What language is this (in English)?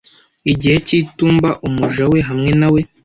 Kinyarwanda